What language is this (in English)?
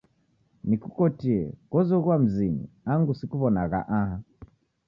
Taita